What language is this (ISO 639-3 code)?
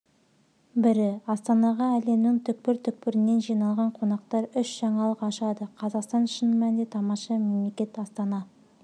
kaz